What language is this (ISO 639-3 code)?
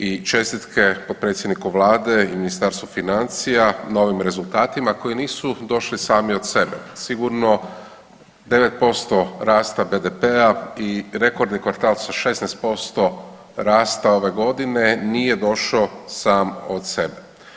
hrv